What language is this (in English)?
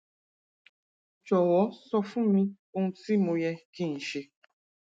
Yoruba